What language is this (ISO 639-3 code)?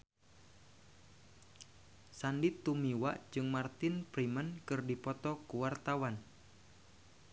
sun